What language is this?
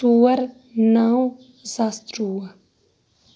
Kashmiri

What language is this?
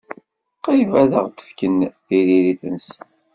Kabyle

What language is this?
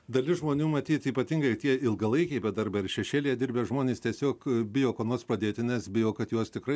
Lithuanian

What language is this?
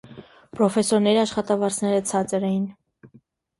Armenian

